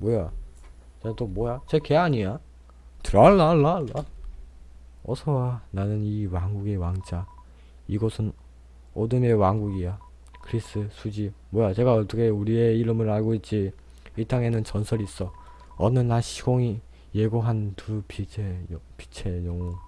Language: Korean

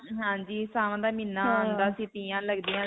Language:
Punjabi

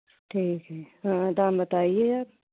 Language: Hindi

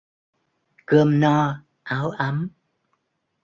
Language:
Vietnamese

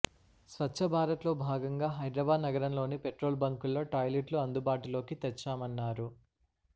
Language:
Telugu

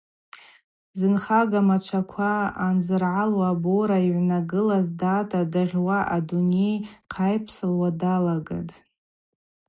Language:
Abaza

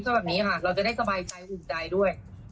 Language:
Thai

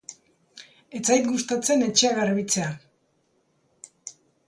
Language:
Basque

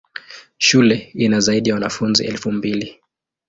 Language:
Swahili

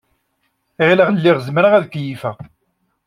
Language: Kabyle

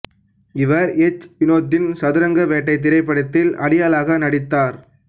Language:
Tamil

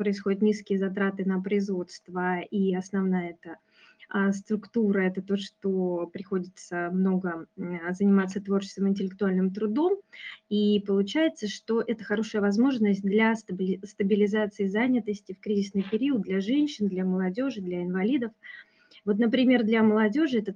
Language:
Russian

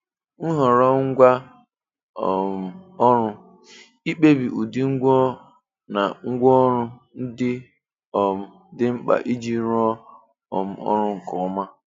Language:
Igbo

